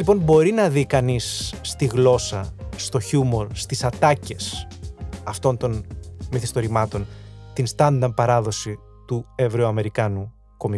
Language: Greek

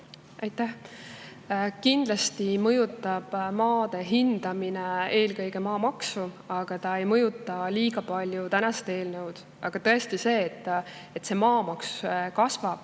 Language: Estonian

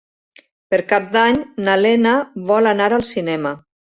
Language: Catalan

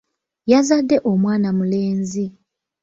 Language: Ganda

